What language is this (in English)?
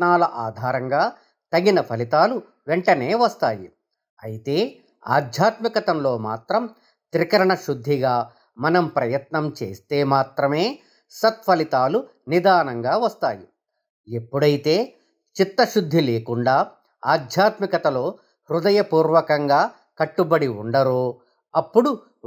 Telugu